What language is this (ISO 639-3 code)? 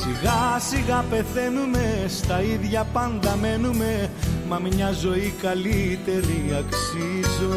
ell